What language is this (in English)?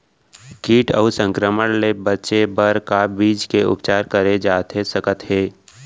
Chhattisgarhi